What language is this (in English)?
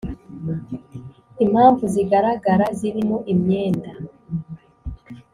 Kinyarwanda